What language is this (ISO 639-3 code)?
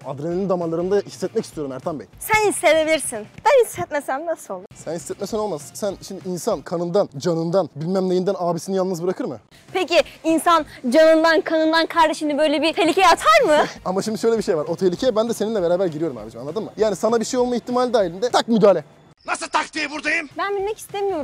tur